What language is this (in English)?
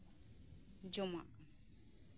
Santali